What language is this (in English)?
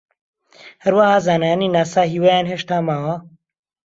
Central Kurdish